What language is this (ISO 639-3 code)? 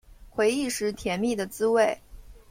zho